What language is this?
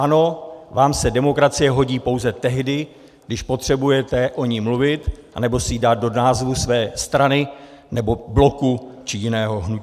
Czech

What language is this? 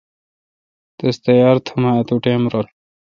Kalkoti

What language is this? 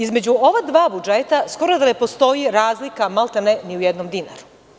Serbian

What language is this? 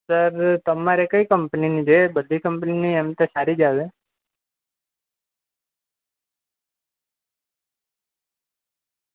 Gujarati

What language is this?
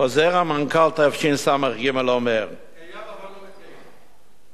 Hebrew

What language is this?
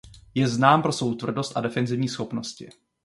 Czech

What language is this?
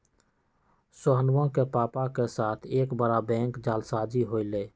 Magahi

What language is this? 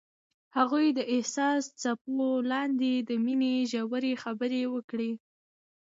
Pashto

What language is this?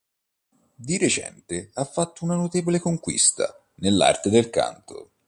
Italian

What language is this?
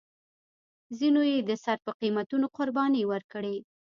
Pashto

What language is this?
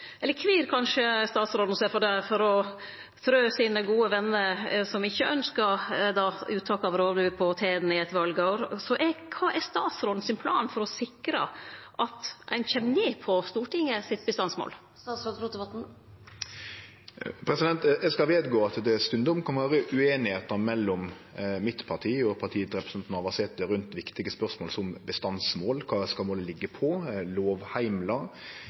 Norwegian Nynorsk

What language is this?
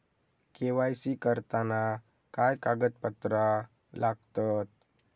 Marathi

